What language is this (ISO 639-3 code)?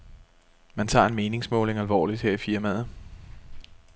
dan